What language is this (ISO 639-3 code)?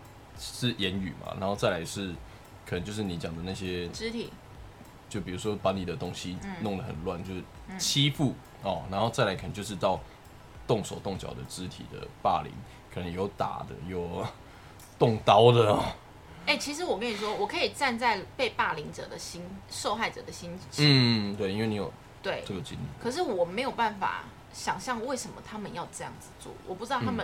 zho